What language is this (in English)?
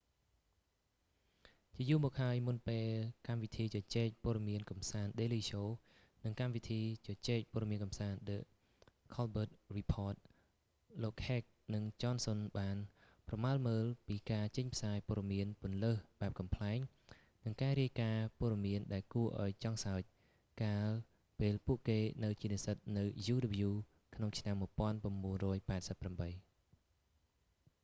Khmer